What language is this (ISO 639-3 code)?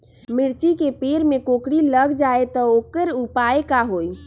mag